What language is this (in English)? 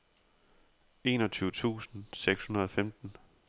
Danish